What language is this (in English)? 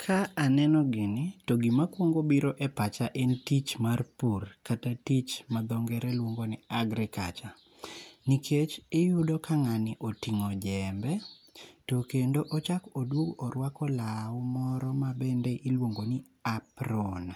Luo (Kenya and Tanzania)